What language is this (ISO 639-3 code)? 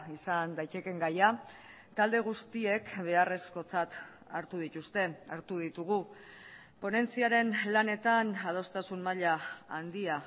eus